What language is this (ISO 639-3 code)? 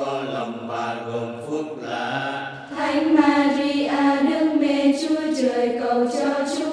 vie